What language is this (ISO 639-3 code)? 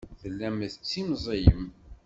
kab